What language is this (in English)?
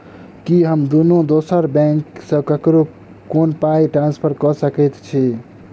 Maithili